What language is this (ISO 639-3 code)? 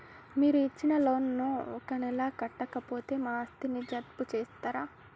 tel